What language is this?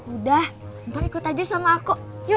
Indonesian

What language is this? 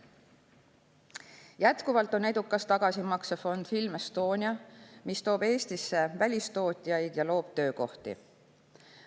Estonian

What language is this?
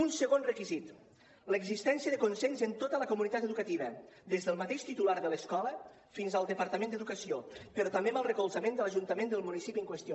Catalan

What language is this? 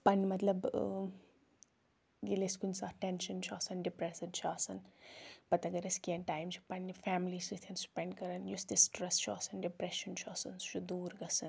Kashmiri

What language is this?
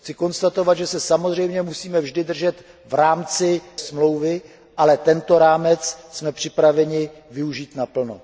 Czech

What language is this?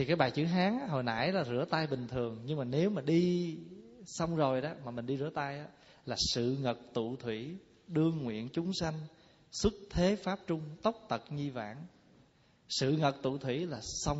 Vietnamese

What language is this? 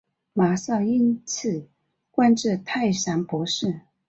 Chinese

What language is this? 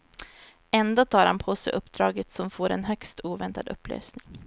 Swedish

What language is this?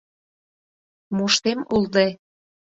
Mari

